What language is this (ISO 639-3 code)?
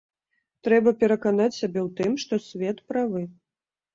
bel